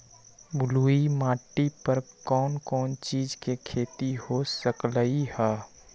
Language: Magahi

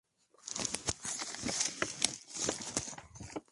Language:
Spanish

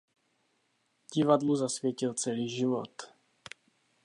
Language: Czech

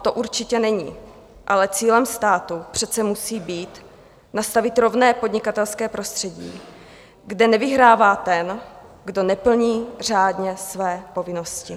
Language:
Czech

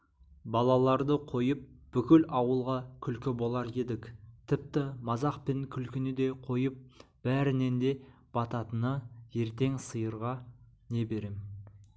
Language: Kazakh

